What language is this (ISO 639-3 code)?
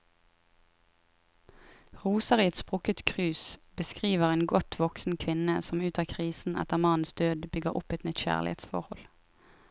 nor